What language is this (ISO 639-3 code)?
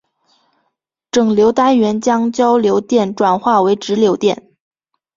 zho